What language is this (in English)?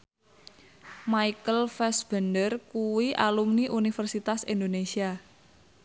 Javanese